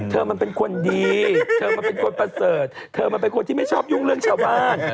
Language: Thai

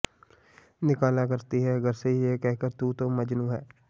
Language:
Punjabi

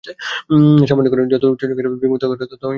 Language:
Bangla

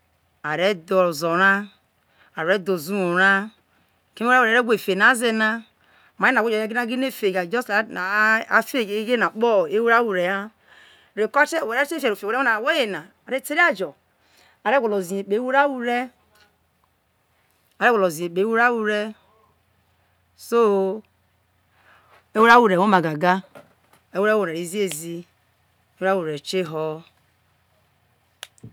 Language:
Isoko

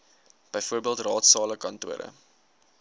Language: Afrikaans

